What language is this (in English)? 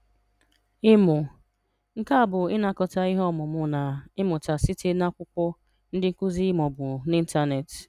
Igbo